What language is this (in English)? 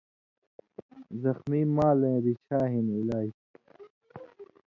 Indus Kohistani